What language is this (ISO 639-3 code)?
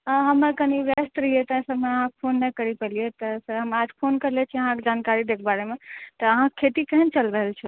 mai